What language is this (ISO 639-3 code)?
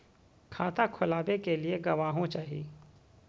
mag